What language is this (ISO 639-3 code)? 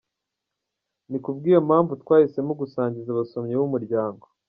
kin